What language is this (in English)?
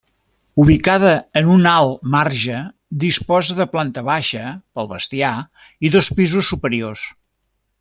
Catalan